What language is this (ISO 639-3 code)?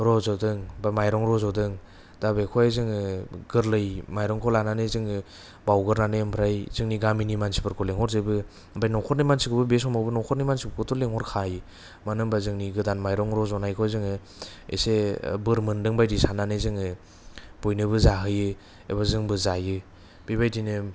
brx